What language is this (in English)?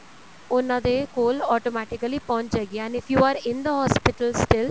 Punjabi